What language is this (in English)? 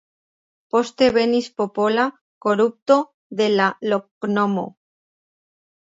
Esperanto